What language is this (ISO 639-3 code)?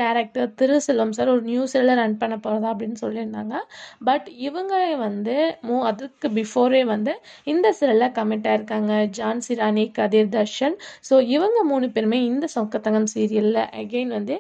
tam